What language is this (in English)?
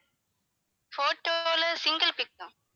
Tamil